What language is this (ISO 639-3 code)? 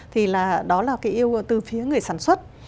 vie